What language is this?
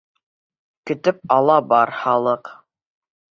Bashkir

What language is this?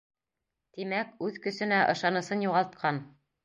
Bashkir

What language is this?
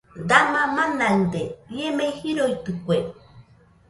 Nüpode Huitoto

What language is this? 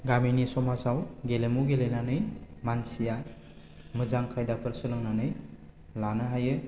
Bodo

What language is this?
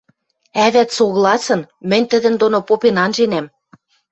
Western Mari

